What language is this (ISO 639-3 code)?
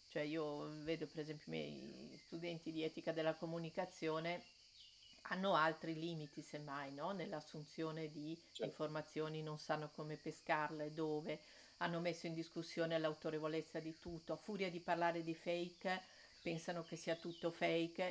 ita